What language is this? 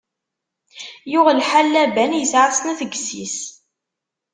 Kabyle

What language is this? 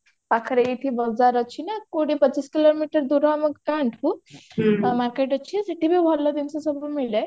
Odia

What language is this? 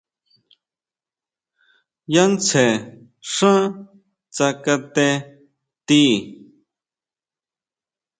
Huautla Mazatec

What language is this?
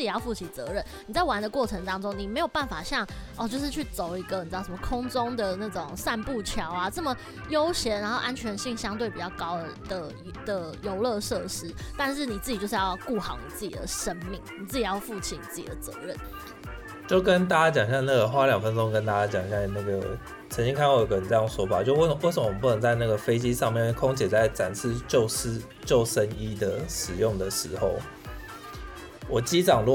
Chinese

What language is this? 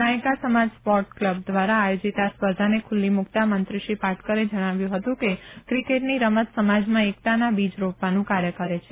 Gujarati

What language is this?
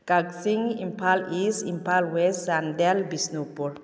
Manipuri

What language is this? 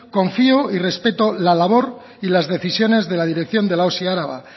Spanish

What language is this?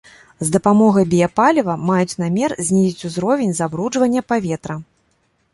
Belarusian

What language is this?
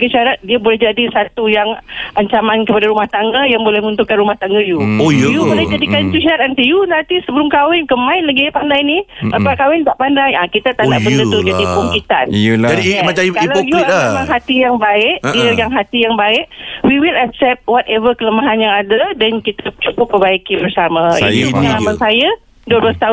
Malay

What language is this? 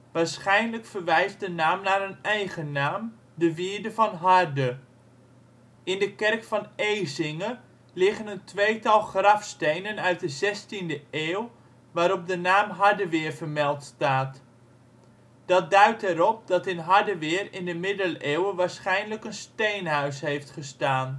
Dutch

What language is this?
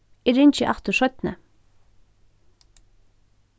Faroese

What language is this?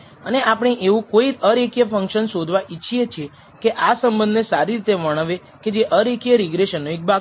Gujarati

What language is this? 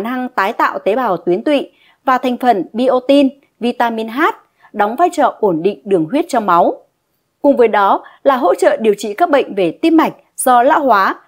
Vietnamese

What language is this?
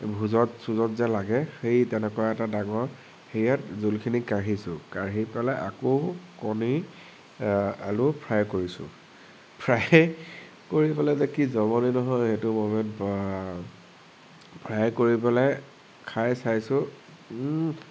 Assamese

